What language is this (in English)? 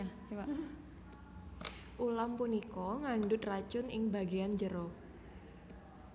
Javanese